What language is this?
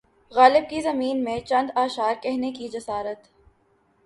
Urdu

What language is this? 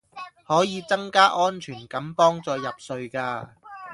Cantonese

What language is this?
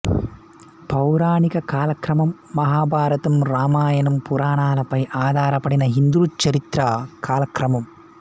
Telugu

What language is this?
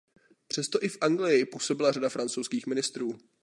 Czech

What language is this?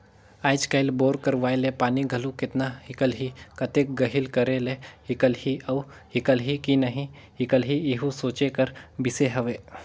Chhattisgarhi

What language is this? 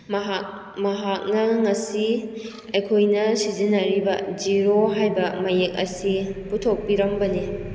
Manipuri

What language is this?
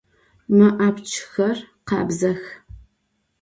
Adyghe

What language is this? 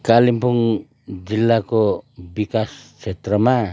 Nepali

